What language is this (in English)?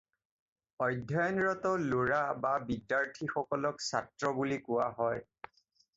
Assamese